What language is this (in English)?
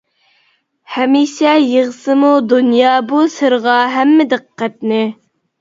Uyghur